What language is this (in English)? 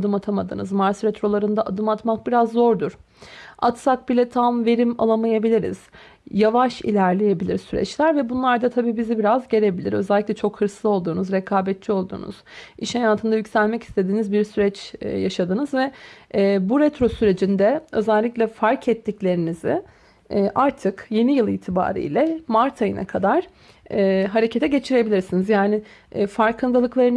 Turkish